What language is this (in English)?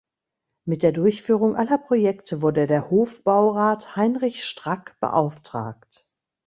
German